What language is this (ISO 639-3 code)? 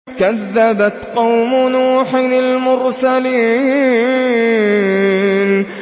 ara